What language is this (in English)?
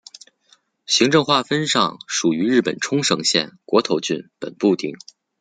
Chinese